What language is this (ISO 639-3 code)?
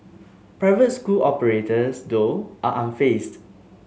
eng